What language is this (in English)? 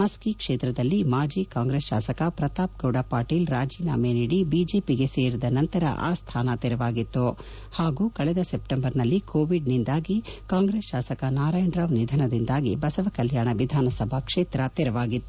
Kannada